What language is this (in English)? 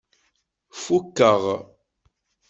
Kabyle